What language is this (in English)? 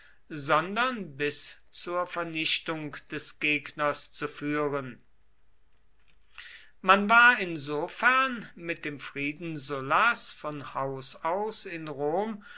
German